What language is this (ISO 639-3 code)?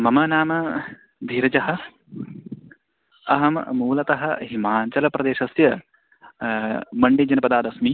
san